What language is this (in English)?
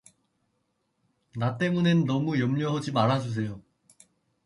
Korean